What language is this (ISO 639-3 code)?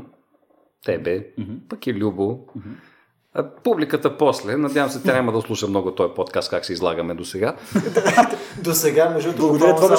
bul